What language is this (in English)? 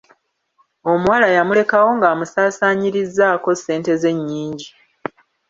Ganda